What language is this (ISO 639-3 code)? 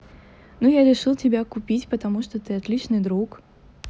rus